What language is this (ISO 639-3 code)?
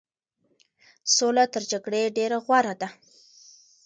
pus